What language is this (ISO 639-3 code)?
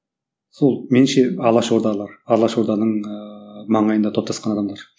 kaz